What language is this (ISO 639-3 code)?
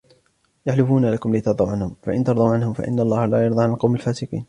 ara